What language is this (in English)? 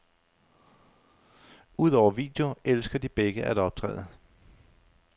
Danish